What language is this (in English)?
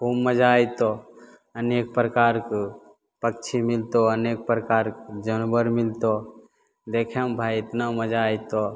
Maithili